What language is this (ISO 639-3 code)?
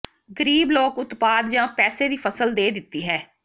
pan